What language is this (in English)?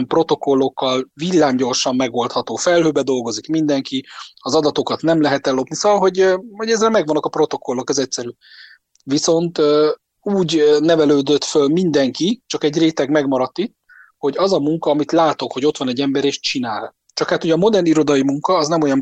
Hungarian